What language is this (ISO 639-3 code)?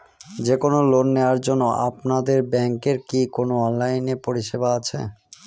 ben